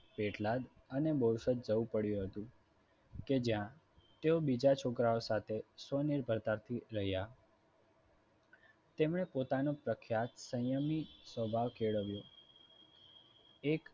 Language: Gujarati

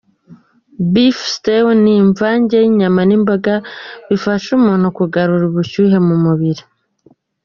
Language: Kinyarwanda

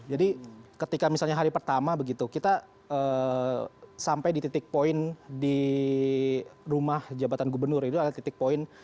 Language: Indonesian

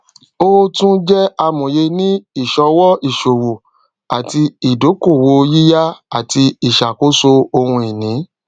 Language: Yoruba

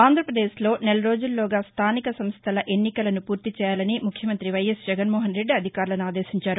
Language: Telugu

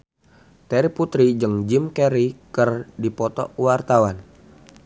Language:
Sundanese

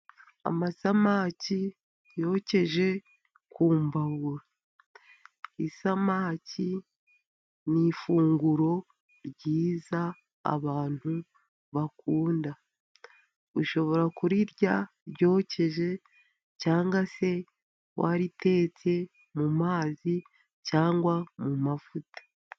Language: Kinyarwanda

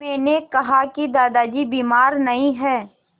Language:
Hindi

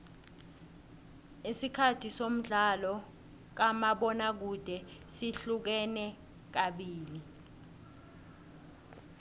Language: South Ndebele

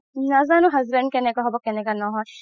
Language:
Assamese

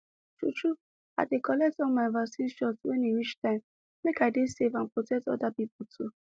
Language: Nigerian Pidgin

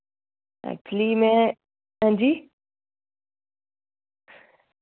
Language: Dogri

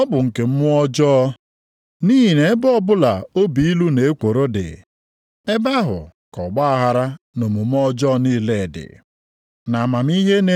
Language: Igbo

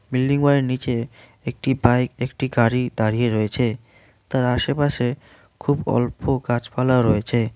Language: Bangla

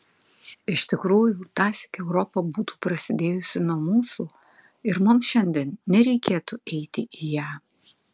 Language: Lithuanian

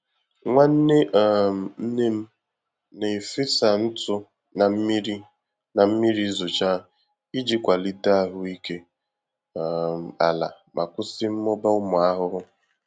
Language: Igbo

